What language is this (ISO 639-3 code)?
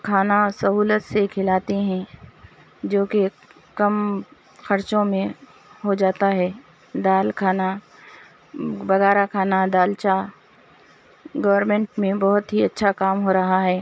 urd